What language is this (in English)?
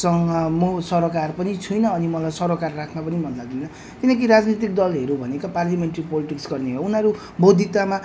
Nepali